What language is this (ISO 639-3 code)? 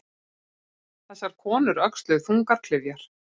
isl